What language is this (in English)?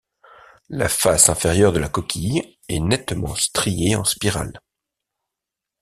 French